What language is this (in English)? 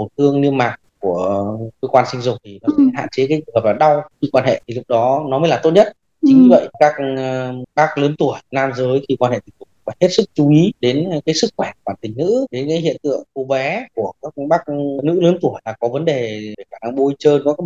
Vietnamese